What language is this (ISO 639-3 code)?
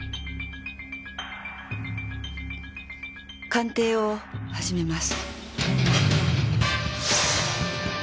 jpn